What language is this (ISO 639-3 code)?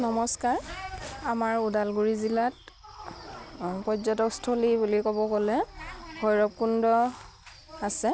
asm